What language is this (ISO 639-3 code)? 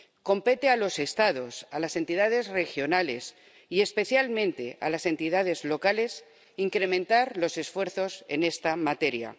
spa